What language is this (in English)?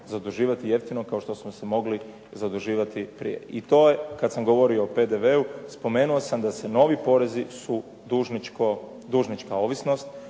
Croatian